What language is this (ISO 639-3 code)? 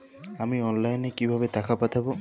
ben